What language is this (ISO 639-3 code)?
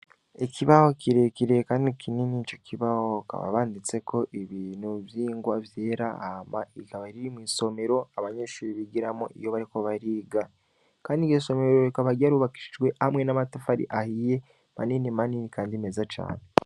run